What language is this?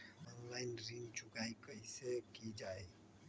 Magahi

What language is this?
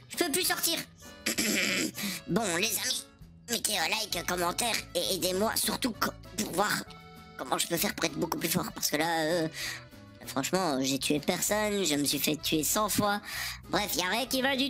French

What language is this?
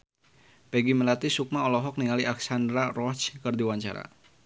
Sundanese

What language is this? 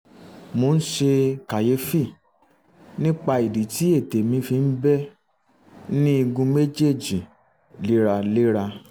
Yoruba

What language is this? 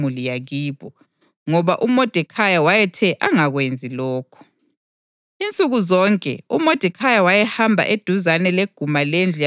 North Ndebele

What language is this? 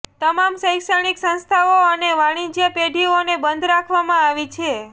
Gujarati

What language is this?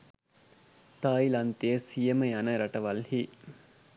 Sinhala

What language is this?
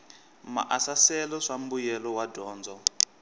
Tsonga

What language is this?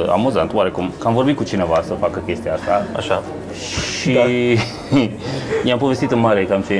Romanian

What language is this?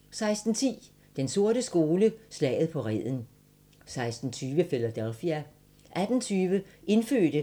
Danish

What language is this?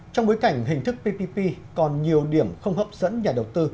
Vietnamese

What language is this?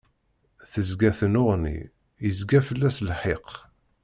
Kabyle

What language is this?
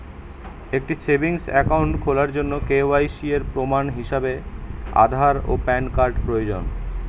Bangla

